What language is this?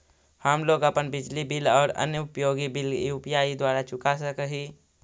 Magahi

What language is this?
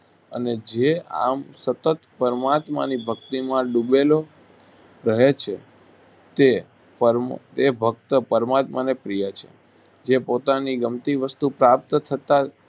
Gujarati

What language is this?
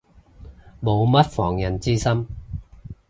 Cantonese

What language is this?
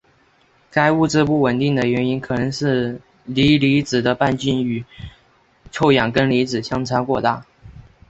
Chinese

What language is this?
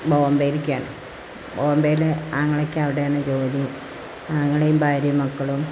Malayalam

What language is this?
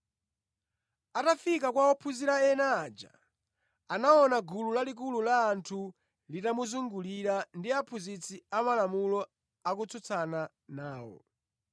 Nyanja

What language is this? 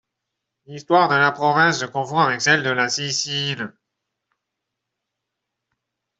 French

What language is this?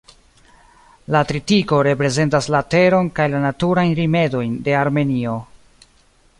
Esperanto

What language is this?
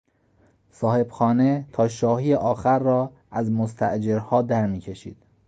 Persian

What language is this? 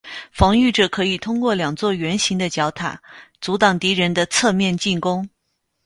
Chinese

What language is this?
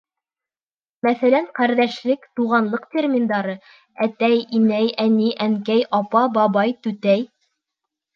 Bashkir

